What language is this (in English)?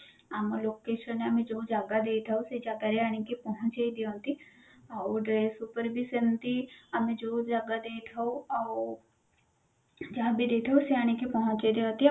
Odia